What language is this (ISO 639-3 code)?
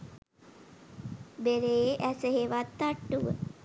sin